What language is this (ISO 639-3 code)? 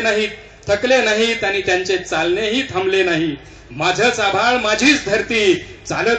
ron